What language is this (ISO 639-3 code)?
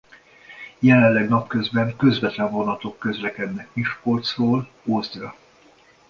hun